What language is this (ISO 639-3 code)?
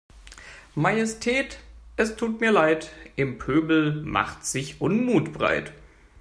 deu